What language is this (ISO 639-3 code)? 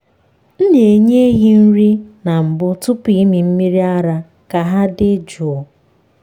ibo